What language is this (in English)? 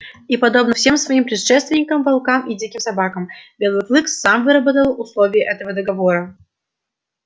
Russian